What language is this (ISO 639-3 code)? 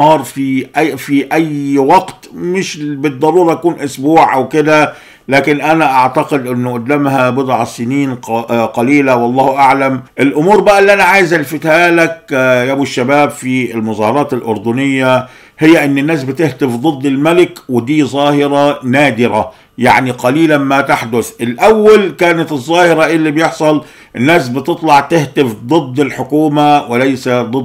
ara